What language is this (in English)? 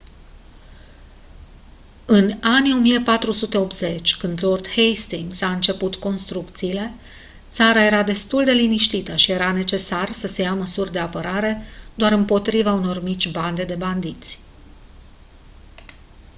Romanian